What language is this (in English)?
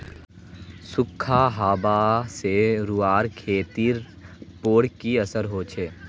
Magahi